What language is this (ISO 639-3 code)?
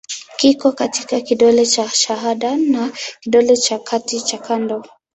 swa